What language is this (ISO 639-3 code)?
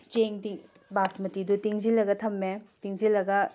mni